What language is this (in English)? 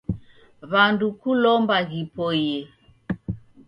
Taita